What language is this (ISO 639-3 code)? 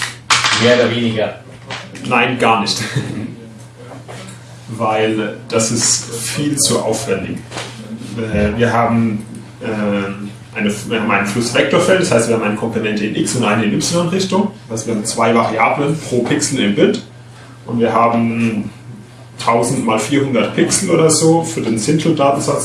deu